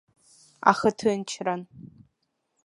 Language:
Abkhazian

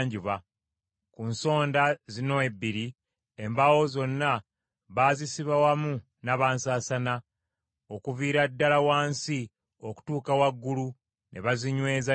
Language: Ganda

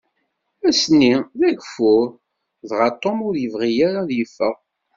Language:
Kabyle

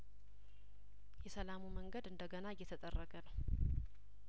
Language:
Amharic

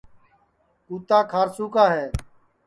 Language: Sansi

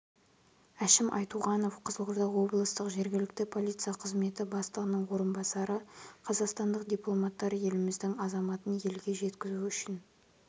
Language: Kazakh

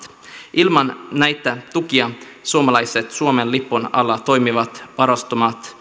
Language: Finnish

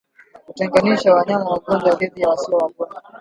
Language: Swahili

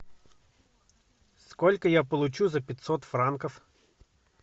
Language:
Russian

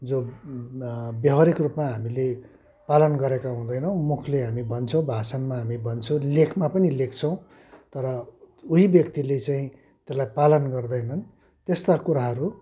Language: Nepali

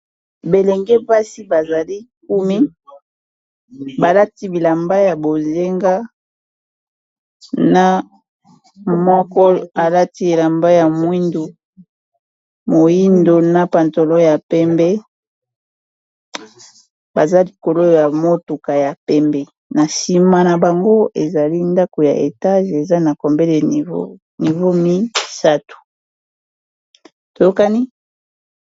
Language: Lingala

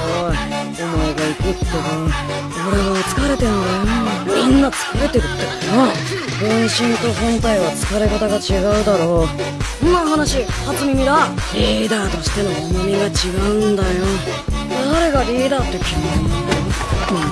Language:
Japanese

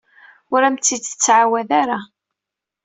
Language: Kabyle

